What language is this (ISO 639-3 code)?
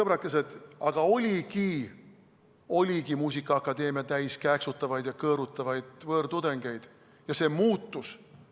est